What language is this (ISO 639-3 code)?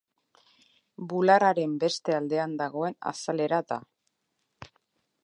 eus